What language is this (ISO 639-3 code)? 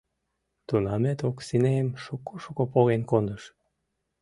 chm